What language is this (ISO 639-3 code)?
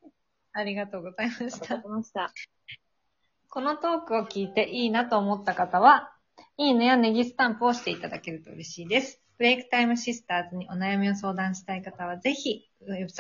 jpn